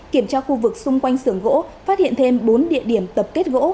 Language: Vietnamese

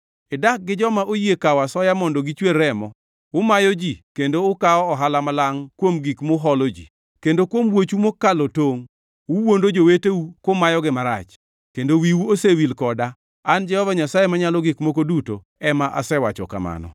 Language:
Luo (Kenya and Tanzania)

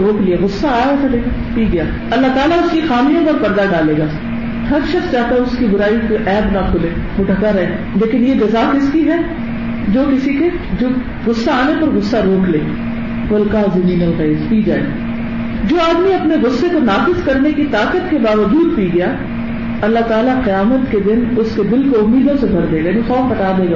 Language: Urdu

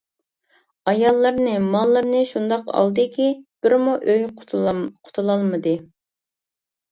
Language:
Uyghur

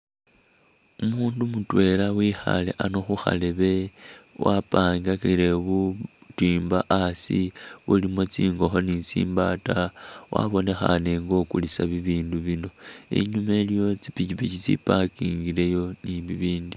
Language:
Masaaba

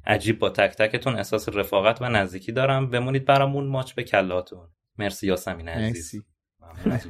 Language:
Persian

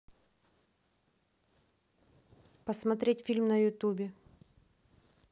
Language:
Russian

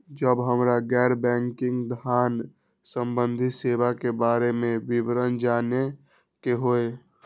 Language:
Maithili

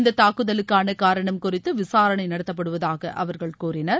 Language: Tamil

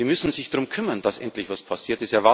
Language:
German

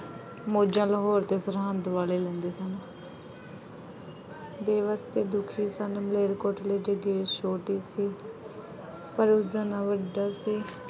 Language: Punjabi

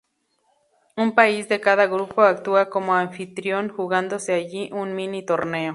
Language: Spanish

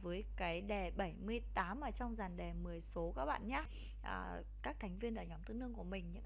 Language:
Vietnamese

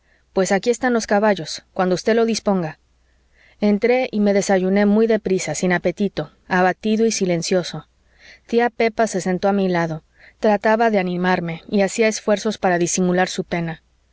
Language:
Spanish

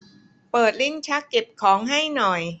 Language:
Thai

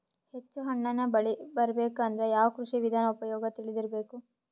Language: Kannada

